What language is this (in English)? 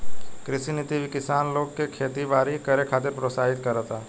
Bhojpuri